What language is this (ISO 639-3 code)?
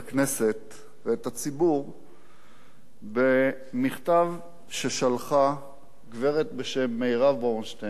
heb